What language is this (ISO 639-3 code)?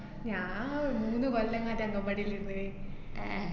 mal